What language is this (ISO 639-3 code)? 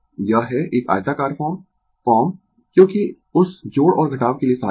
hin